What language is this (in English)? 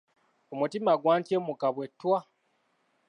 Ganda